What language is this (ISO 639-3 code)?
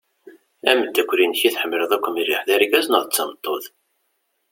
kab